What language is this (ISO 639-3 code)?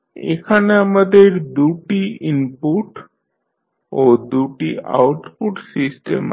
ben